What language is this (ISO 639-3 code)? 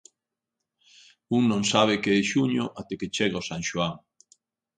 glg